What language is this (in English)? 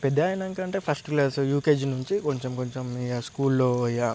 Telugu